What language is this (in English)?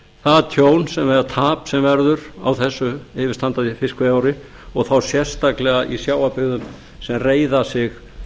Icelandic